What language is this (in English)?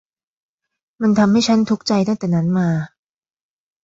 Thai